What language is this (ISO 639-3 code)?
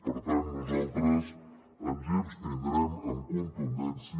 cat